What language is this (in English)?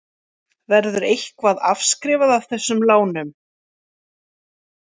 Icelandic